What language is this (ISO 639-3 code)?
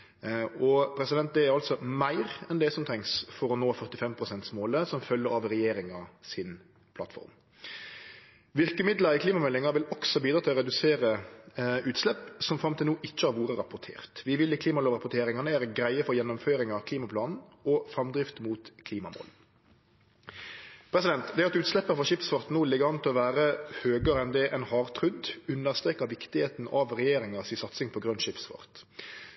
nno